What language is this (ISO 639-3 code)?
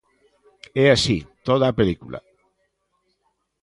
glg